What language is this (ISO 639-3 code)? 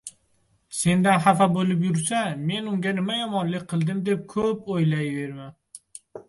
uzb